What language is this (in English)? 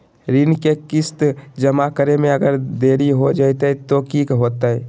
Magahi